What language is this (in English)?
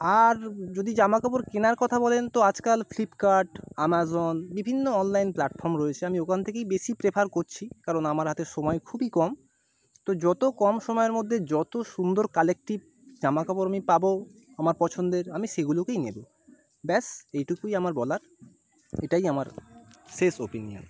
Bangla